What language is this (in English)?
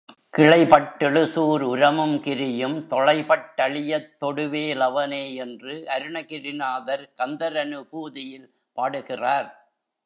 Tamil